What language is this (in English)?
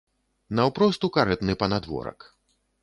Belarusian